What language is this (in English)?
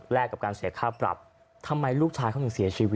Thai